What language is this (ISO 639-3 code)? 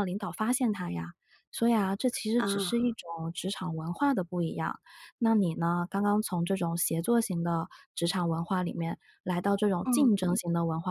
zho